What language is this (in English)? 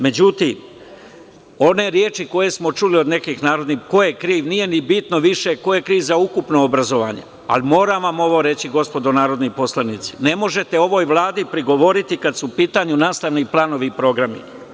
Serbian